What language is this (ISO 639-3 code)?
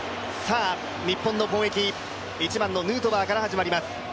jpn